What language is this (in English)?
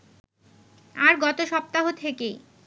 Bangla